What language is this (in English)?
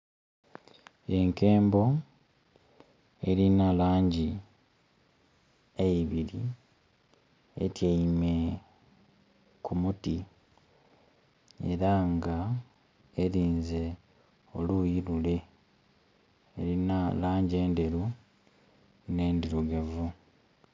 Soga